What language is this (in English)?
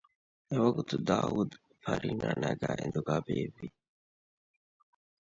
Divehi